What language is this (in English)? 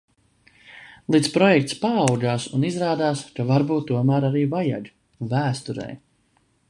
Latvian